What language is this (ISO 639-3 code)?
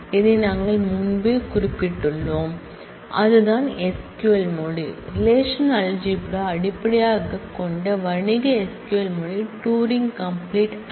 tam